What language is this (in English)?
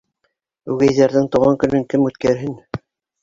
Bashkir